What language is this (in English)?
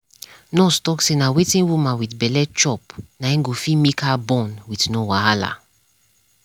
Nigerian Pidgin